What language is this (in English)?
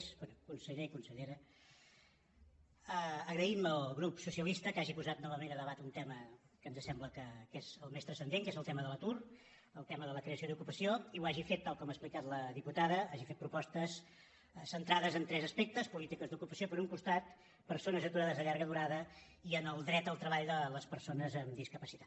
Catalan